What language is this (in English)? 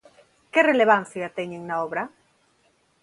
Galician